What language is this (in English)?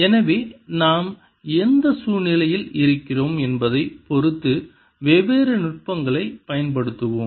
Tamil